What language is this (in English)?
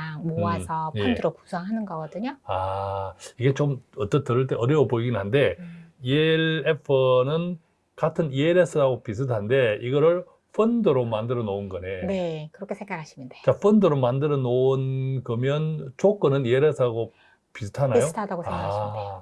Korean